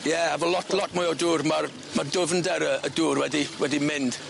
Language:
Welsh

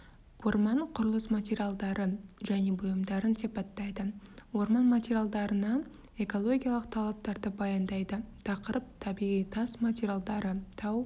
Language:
Kazakh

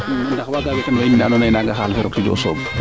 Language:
Serer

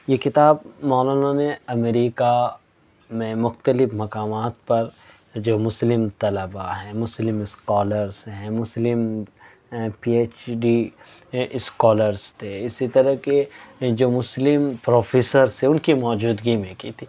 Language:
Urdu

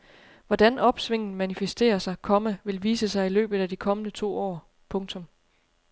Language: Danish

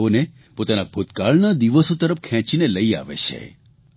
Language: Gujarati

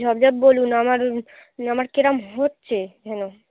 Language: Bangla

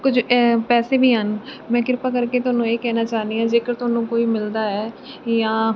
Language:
Punjabi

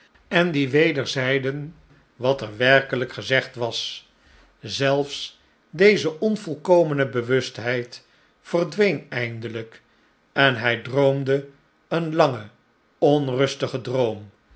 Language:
Dutch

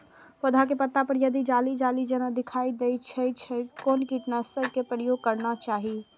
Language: Maithili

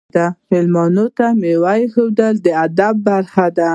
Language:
Pashto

